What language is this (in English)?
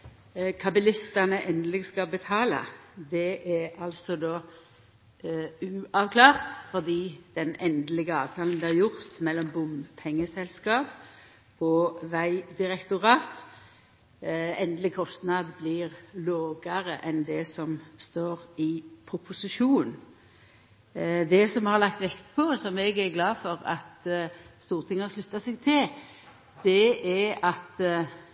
Norwegian Nynorsk